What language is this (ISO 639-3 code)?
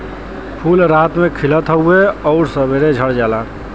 bho